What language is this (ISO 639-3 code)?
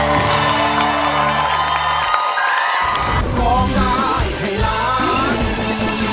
tha